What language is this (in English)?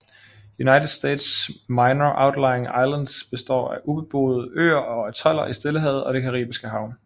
Danish